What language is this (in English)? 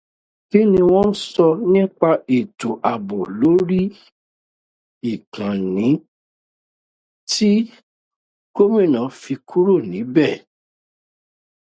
Yoruba